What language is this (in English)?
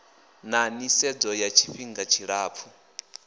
Venda